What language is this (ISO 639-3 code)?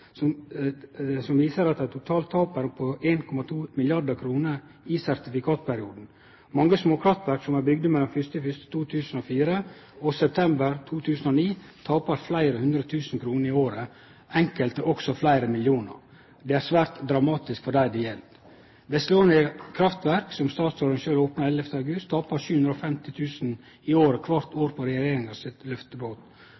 nno